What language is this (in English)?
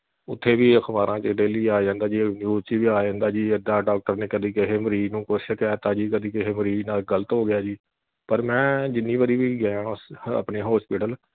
Punjabi